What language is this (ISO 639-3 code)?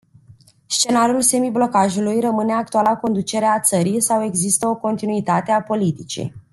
ron